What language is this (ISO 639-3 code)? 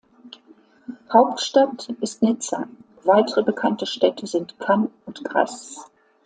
deu